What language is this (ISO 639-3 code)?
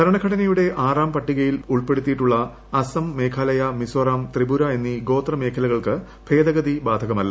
mal